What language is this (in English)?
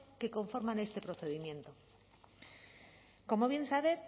Spanish